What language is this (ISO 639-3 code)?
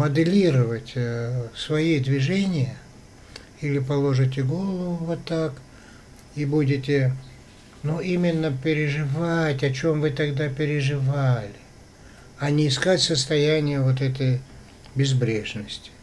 rus